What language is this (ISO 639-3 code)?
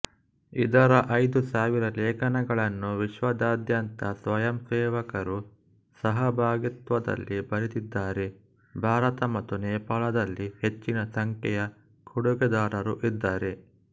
kan